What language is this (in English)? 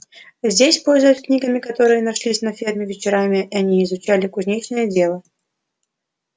Russian